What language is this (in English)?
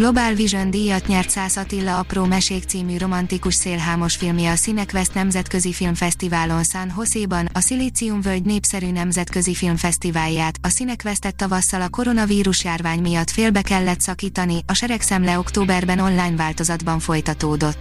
Hungarian